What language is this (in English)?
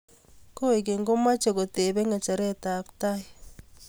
Kalenjin